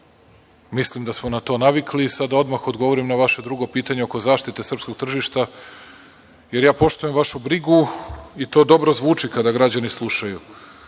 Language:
Serbian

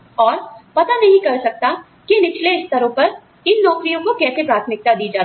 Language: Hindi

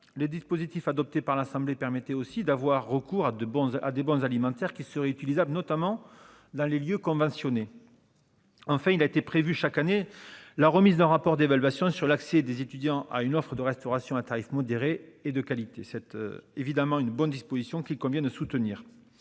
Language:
French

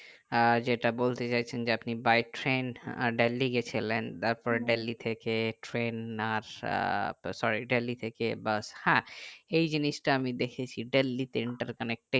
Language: Bangla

